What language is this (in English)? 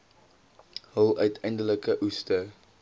Afrikaans